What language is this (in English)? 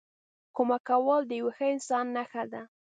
Pashto